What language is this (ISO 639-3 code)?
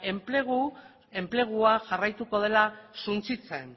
eus